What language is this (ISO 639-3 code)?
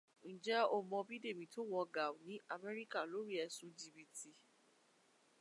yor